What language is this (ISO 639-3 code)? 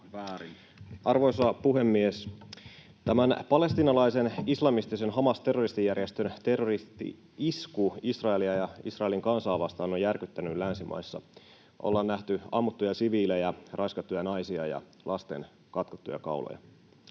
fin